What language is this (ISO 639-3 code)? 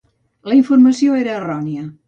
cat